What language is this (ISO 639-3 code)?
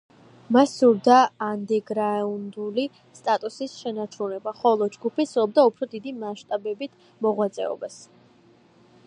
kat